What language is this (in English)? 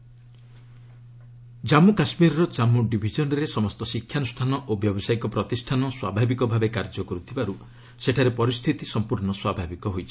Odia